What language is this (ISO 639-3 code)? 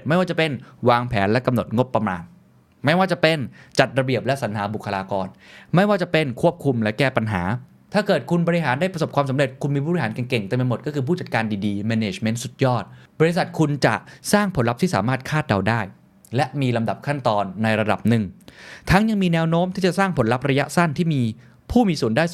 tha